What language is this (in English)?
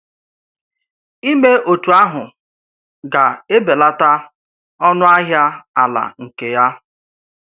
Igbo